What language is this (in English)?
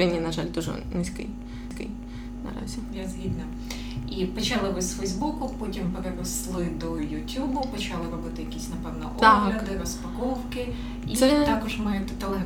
Ukrainian